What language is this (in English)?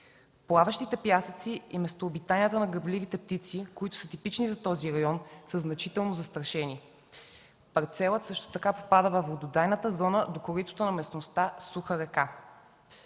Bulgarian